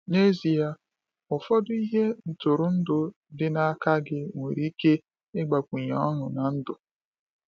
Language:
Igbo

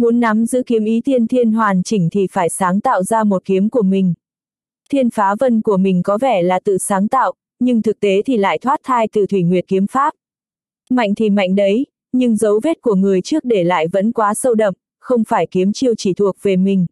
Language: Vietnamese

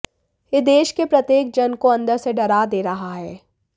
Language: Hindi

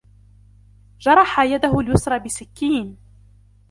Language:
Arabic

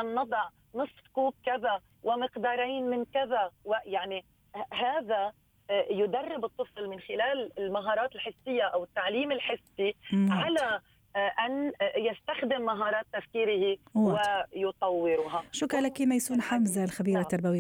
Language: Arabic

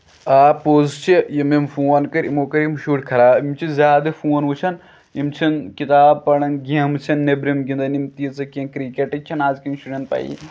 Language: Kashmiri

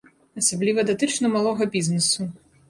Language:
Belarusian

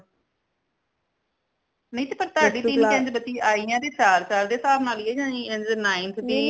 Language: Punjabi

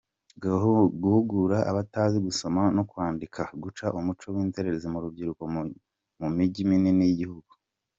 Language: Kinyarwanda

